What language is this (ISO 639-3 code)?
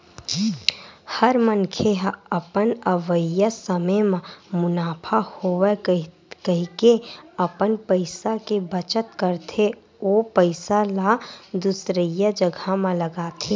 hne